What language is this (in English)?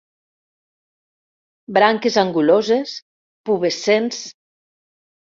Catalan